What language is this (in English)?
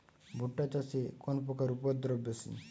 Bangla